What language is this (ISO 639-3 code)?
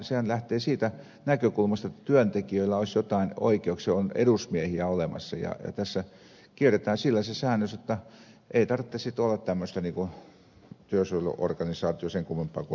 fin